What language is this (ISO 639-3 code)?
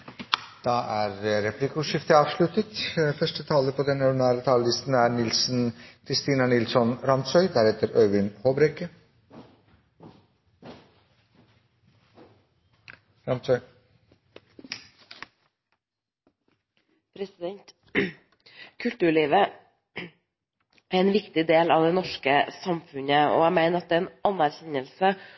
nor